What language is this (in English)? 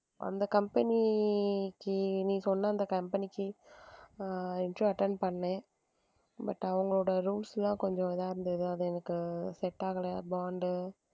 Tamil